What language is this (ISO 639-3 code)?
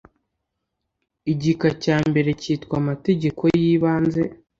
kin